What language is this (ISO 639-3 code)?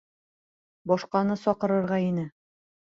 bak